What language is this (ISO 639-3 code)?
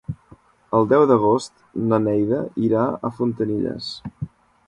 cat